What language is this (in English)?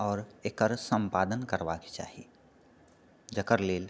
Maithili